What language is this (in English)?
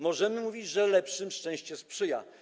Polish